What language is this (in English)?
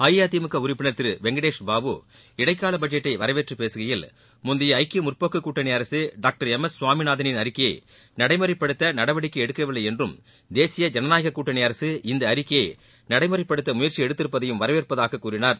Tamil